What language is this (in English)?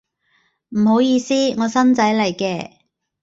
Cantonese